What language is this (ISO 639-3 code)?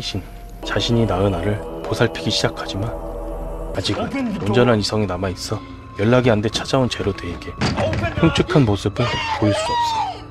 kor